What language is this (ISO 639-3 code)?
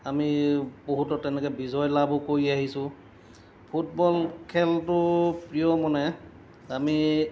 asm